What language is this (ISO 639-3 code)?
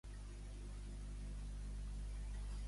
cat